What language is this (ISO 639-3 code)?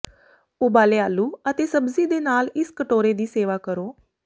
pan